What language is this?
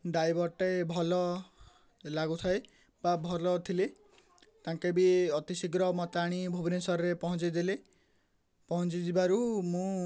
Odia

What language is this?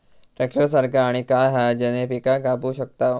Marathi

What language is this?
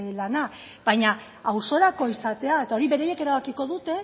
Basque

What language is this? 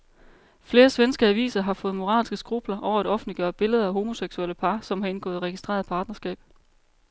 Danish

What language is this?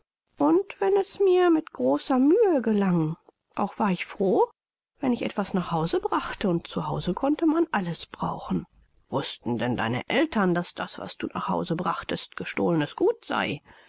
German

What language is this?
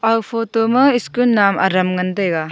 Wancho Naga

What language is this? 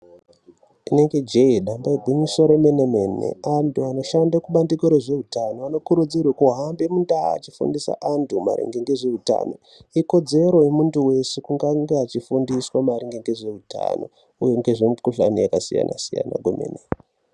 Ndau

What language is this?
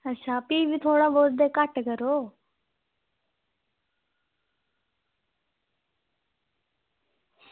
Dogri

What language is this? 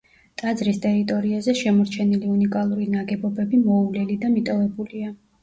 Georgian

